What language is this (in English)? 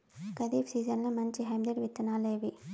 Telugu